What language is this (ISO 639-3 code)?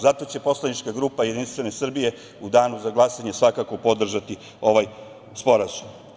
srp